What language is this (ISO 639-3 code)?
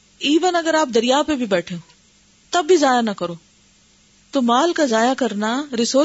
urd